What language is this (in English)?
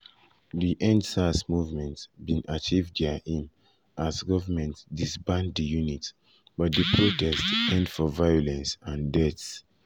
Nigerian Pidgin